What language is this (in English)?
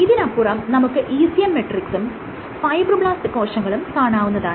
Malayalam